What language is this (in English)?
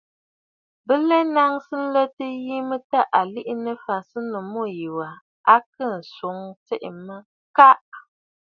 Bafut